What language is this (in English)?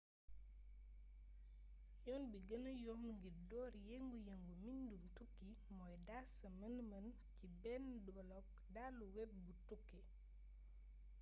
Wolof